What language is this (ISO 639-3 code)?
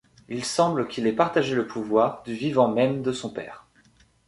fra